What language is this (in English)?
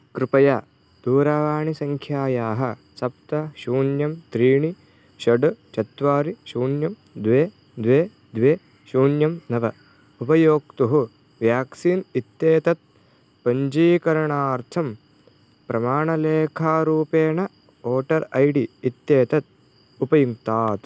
Sanskrit